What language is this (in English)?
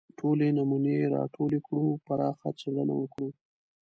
Pashto